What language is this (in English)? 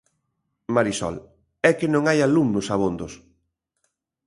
Galician